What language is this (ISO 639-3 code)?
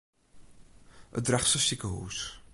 fry